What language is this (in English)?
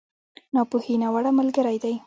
Pashto